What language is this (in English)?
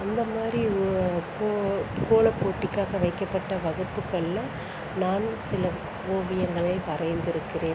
Tamil